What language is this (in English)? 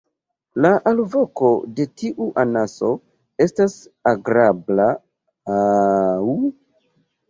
Esperanto